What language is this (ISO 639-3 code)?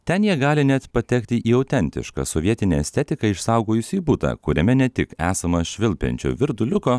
lit